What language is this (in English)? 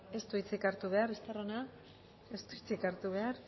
Basque